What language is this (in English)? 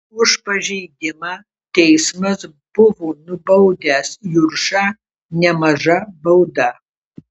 Lithuanian